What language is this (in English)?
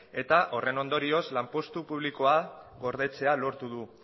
Basque